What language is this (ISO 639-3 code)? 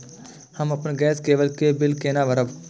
mai